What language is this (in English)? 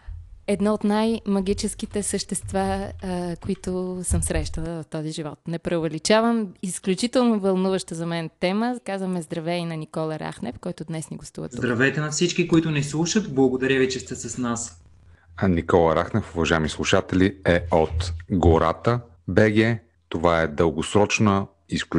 Bulgarian